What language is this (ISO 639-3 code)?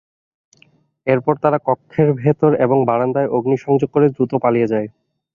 ben